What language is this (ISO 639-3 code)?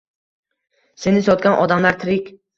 uzb